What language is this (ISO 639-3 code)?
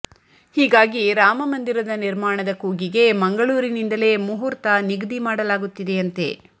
kan